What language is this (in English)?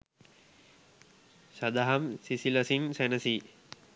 Sinhala